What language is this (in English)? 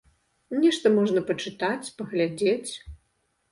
Belarusian